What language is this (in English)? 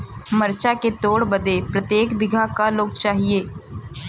Bhojpuri